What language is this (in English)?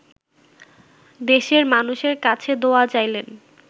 Bangla